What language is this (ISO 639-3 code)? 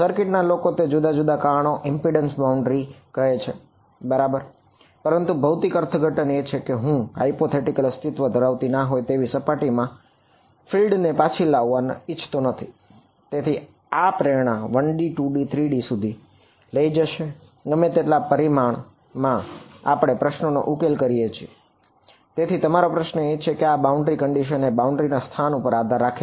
guj